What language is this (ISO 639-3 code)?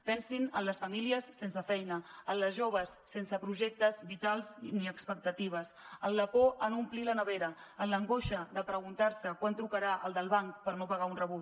cat